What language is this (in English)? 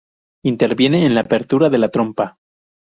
Spanish